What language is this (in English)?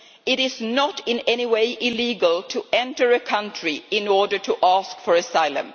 English